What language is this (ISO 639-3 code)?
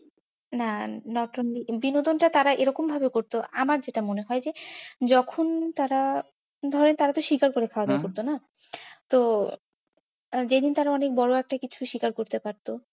ben